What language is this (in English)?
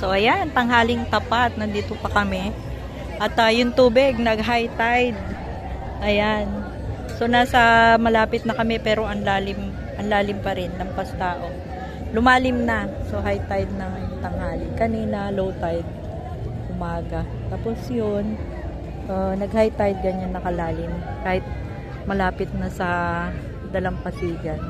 Filipino